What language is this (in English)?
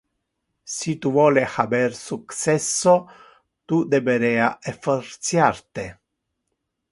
Interlingua